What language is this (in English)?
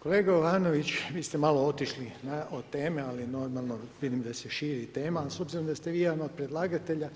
Croatian